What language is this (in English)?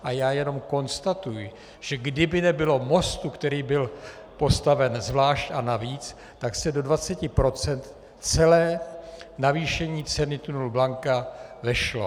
Czech